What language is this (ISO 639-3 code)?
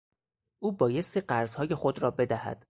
fas